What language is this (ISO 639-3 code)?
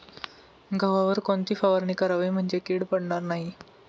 mar